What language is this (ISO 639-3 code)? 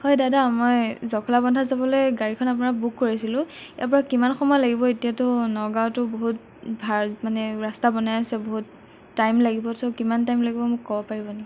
asm